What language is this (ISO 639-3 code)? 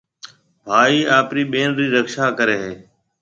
mve